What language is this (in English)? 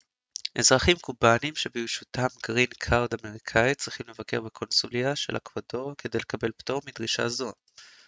Hebrew